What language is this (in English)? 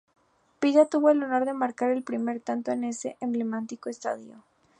Spanish